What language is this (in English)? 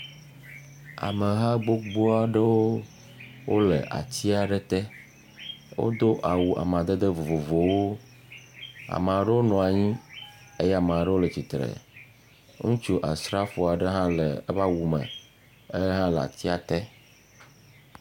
Ewe